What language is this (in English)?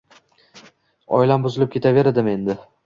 Uzbek